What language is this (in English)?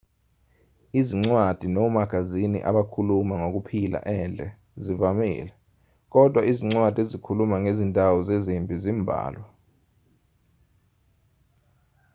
Zulu